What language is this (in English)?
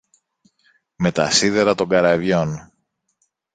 Greek